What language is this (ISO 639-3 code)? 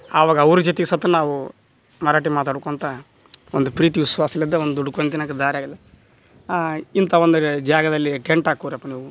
kan